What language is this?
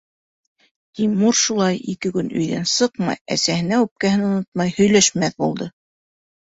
Bashkir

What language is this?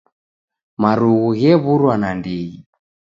Taita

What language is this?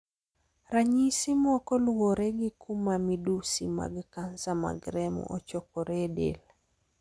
Luo (Kenya and Tanzania)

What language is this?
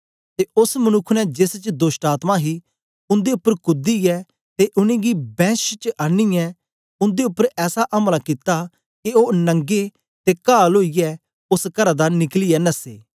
Dogri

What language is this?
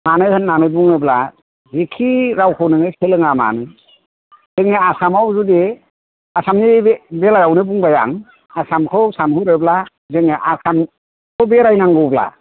Bodo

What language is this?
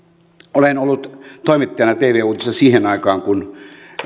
Finnish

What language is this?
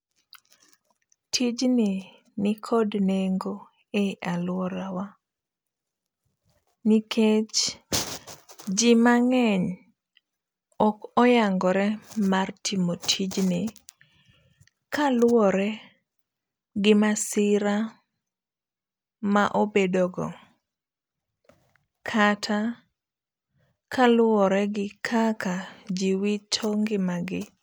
Luo (Kenya and Tanzania)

